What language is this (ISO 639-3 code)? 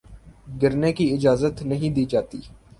urd